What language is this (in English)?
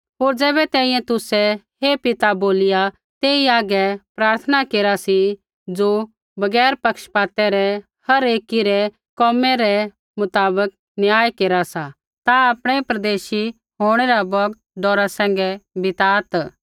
Kullu Pahari